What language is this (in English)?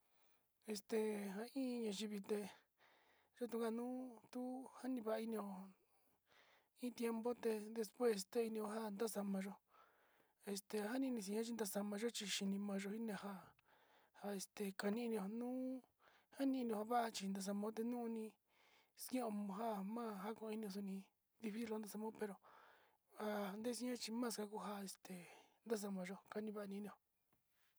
Sinicahua Mixtec